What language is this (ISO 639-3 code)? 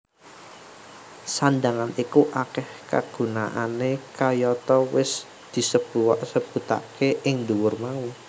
jav